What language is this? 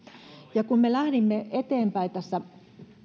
Finnish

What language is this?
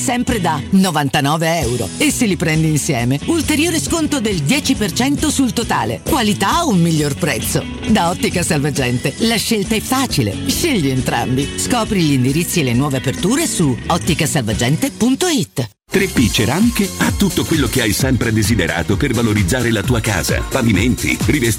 Italian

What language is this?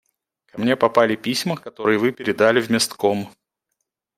Russian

